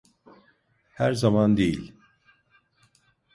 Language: Turkish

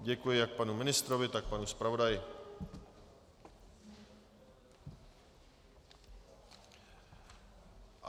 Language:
Czech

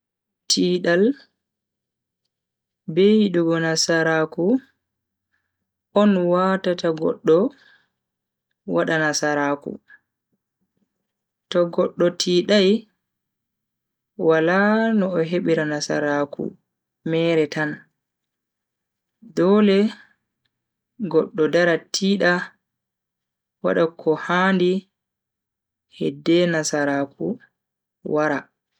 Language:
Bagirmi Fulfulde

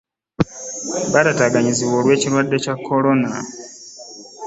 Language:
Ganda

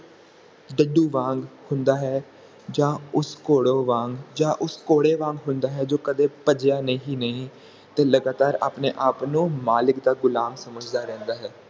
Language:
Punjabi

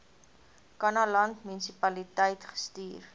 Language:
Afrikaans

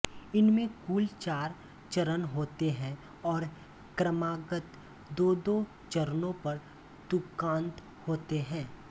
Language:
Hindi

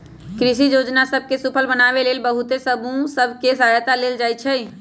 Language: Magahi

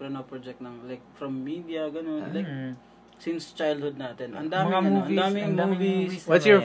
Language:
Filipino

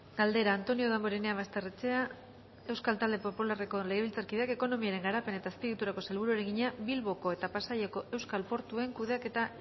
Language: Basque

